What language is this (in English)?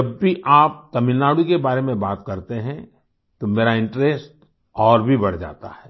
Hindi